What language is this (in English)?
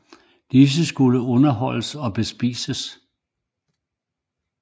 Danish